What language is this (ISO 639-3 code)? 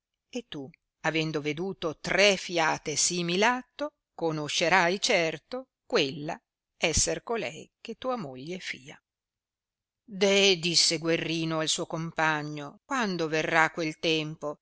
ita